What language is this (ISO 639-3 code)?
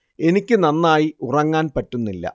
mal